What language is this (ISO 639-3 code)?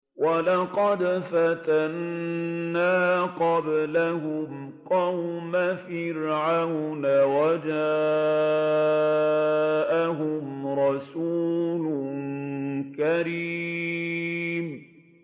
ara